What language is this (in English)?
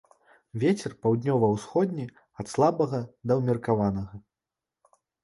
Belarusian